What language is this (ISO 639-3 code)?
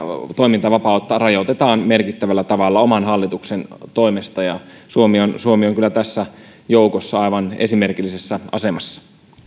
fin